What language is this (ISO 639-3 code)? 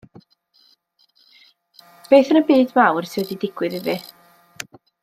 cym